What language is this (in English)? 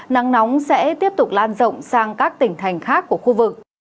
Vietnamese